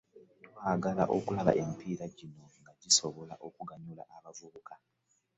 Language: Ganda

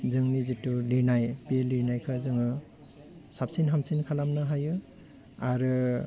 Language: Bodo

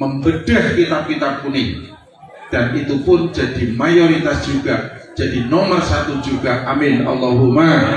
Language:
Indonesian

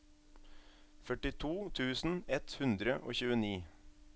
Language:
Norwegian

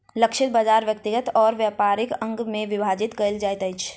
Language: Maithili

